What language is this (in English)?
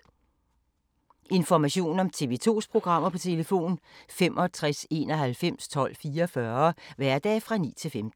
Danish